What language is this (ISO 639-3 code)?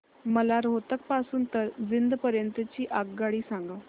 mar